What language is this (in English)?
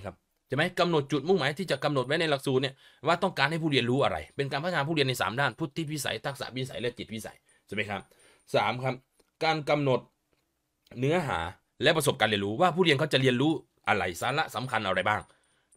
Thai